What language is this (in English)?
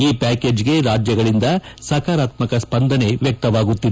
Kannada